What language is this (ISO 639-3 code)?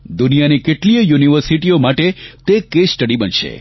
guj